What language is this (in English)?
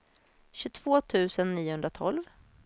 Swedish